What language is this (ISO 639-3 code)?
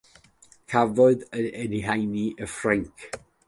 cym